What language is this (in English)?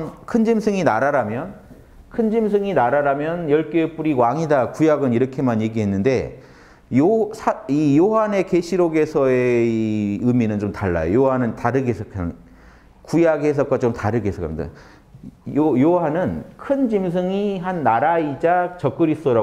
Korean